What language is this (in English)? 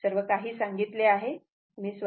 Marathi